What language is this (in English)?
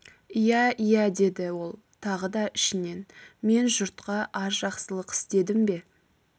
Kazakh